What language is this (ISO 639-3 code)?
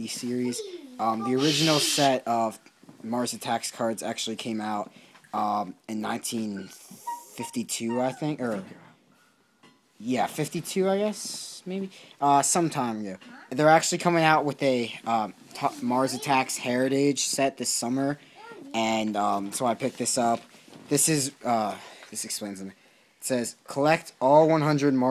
eng